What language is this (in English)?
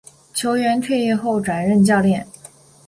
Chinese